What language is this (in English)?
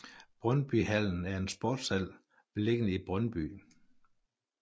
Danish